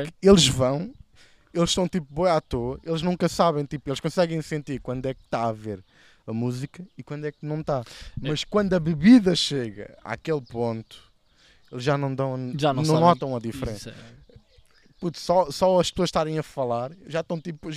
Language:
Portuguese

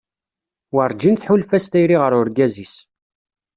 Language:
Kabyle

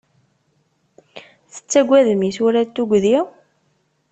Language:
Kabyle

